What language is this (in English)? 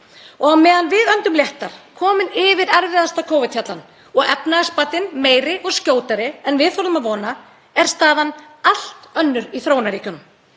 Icelandic